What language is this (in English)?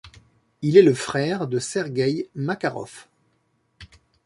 French